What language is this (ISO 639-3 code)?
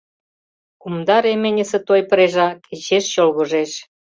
chm